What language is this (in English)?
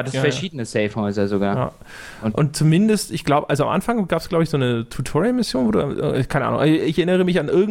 German